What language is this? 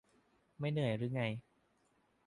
Thai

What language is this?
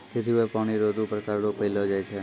Maithili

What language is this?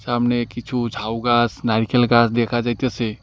Bangla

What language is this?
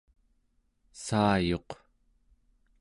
Central Yupik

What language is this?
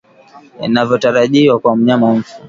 Swahili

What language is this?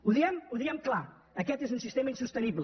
Catalan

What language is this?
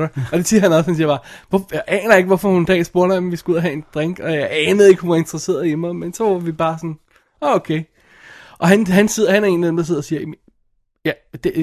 Danish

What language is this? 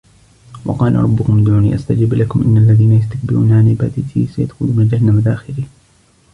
Arabic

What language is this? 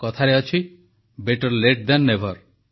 Odia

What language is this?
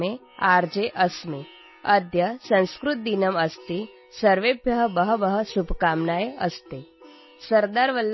Urdu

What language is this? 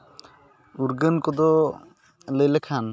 Santali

